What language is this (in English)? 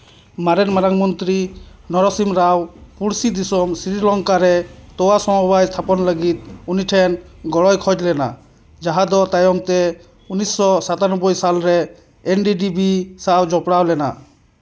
Santali